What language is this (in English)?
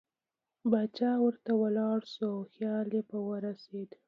Pashto